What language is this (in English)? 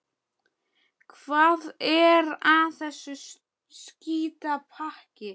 Icelandic